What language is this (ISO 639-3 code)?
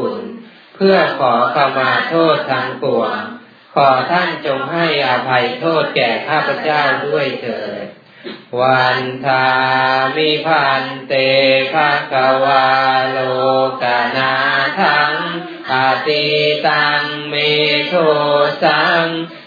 tha